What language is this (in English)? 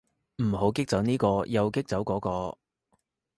Cantonese